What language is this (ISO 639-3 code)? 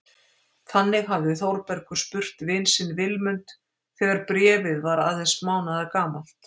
isl